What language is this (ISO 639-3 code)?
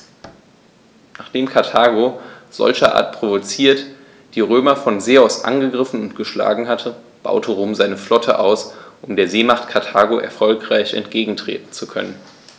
deu